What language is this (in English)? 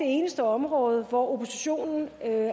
Danish